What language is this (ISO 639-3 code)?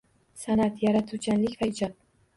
uzb